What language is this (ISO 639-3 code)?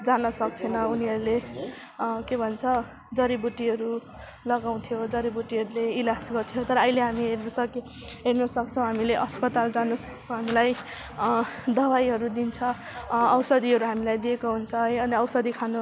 nep